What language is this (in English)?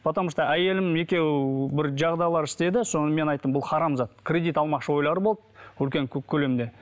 Kazakh